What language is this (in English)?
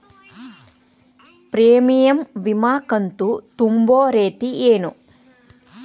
Kannada